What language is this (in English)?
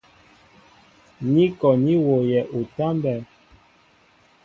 Mbo (Cameroon)